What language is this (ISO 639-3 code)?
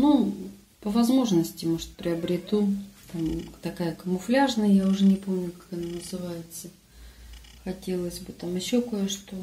rus